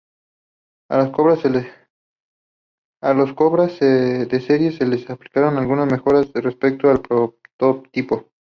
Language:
Spanish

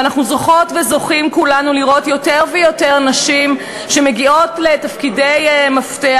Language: Hebrew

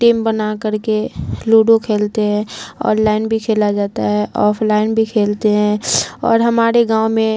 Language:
Urdu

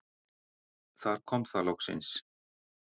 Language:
Icelandic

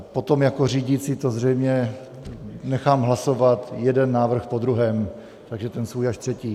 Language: Czech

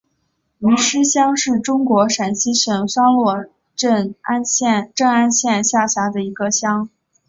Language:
Chinese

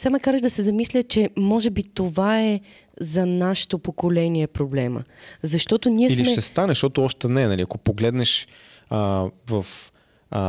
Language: Bulgarian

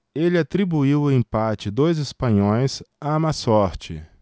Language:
Portuguese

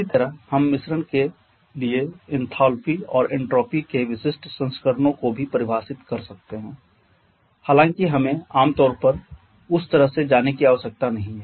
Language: Hindi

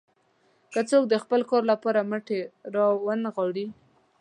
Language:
Pashto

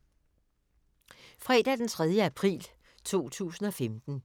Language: Danish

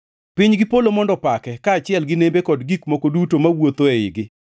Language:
Luo (Kenya and Tanzania)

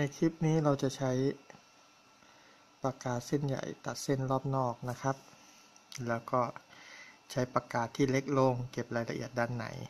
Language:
Thai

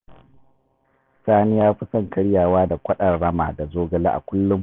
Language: Hausa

